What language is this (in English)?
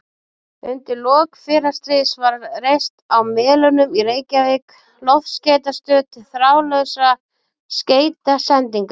Icelandic